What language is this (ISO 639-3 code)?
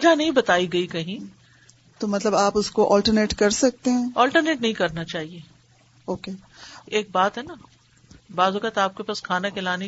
urd